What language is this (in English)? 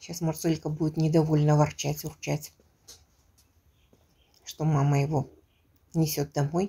Russian